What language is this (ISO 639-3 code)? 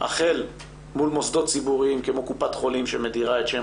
heb